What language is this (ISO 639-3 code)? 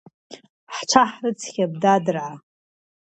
abk